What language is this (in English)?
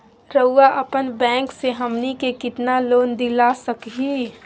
Magahi